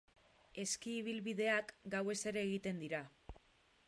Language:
Basque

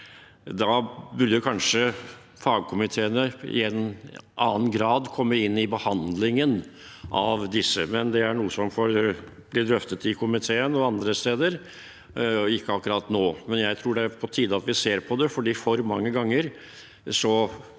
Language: Norwegian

